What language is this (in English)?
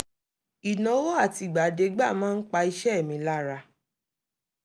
Yoruba